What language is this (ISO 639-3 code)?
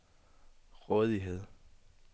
dan